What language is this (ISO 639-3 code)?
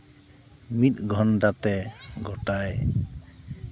sat